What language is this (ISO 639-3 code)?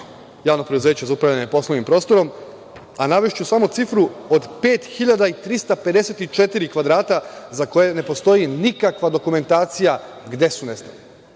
srp